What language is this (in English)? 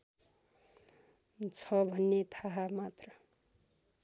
Nepali